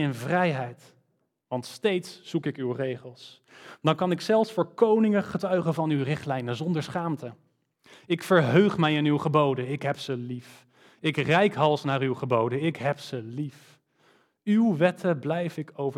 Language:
Dutch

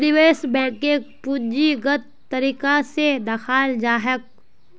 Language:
Magahi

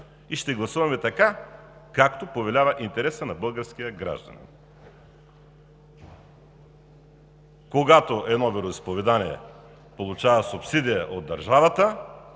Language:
Bulgarian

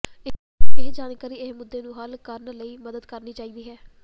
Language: Punjabi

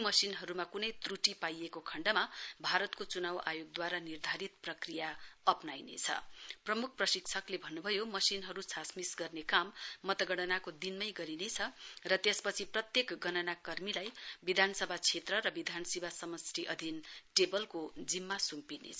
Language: Nepali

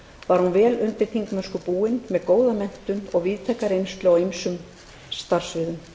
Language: Icelandic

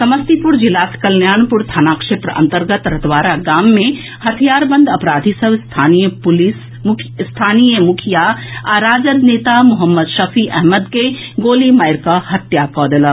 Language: Maithili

